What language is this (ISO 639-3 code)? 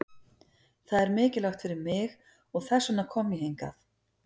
isl